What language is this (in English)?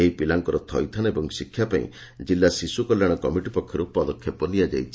Odia